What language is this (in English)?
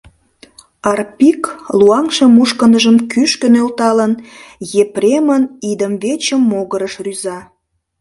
Mari